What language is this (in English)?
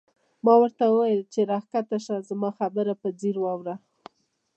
Pashto